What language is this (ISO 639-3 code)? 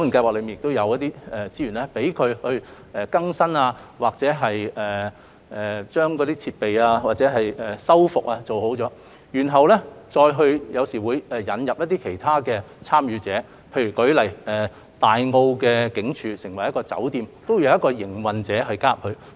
yue